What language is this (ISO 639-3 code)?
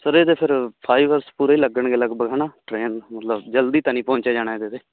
pan